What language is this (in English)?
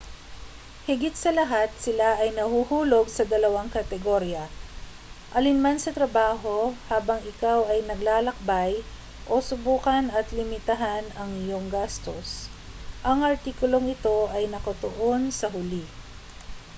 Filipino